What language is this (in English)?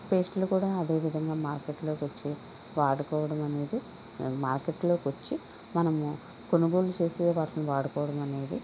Telugu